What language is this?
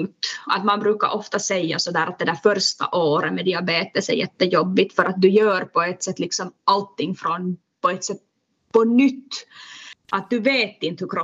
Swedish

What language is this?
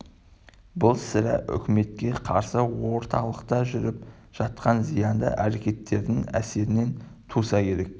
Kazakh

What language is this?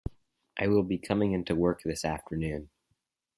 English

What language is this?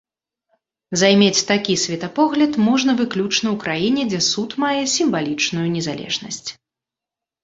Belarusian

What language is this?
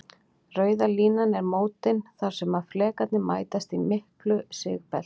Icelandic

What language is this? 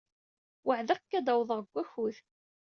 Kabyle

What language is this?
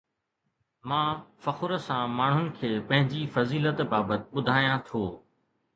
Sindhi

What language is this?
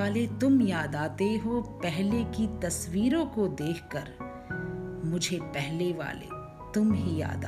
Hindi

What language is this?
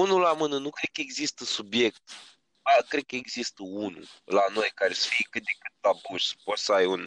Romanian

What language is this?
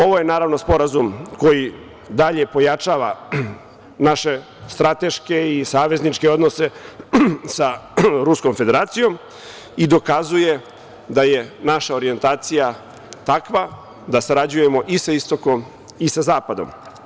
Serbian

